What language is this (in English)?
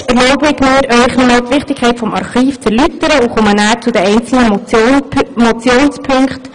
Swiss German